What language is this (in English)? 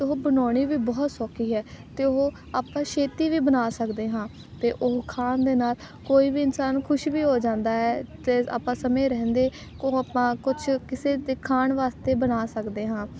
Punjabi